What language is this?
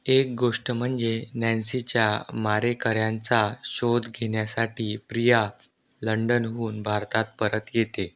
Marathi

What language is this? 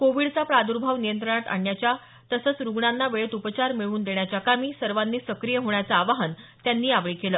Marathi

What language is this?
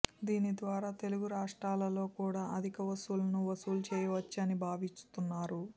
Telugu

